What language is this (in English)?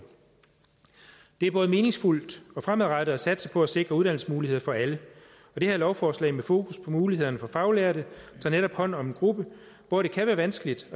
Danish